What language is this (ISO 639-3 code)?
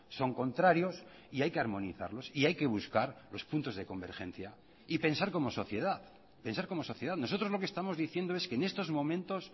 spa